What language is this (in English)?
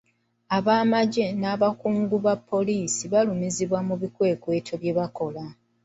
Ganda